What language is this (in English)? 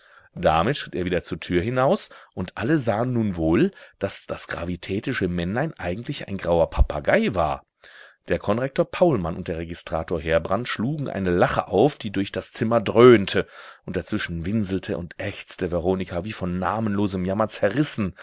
German